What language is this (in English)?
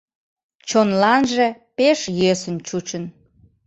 Mari